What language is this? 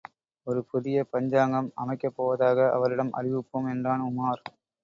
Tamil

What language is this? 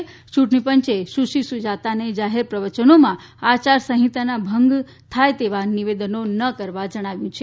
Gujarati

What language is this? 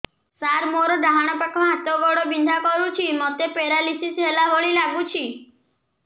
Odia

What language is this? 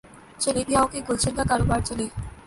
Urdu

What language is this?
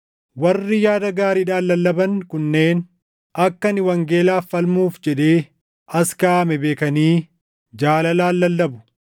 Oromo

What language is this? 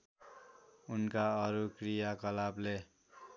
Nepali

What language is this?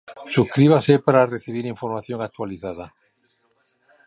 Spanish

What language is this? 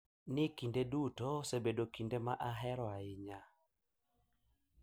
Luo (Kenya and Tanzania)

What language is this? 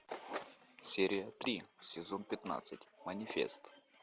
Russian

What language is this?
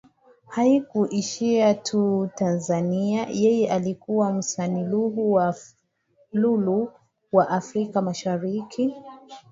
Swahili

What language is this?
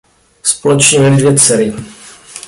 Czech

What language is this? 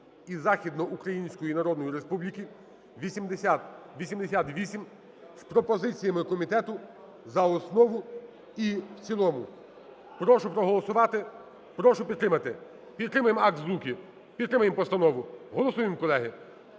Ukrainian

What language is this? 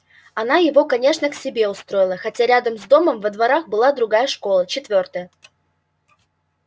Russian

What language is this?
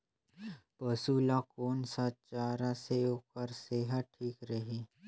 Chhattisgarhi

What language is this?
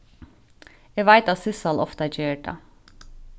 Faroese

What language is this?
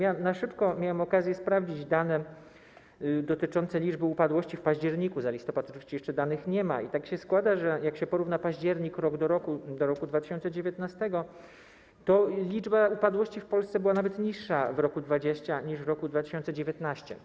Polish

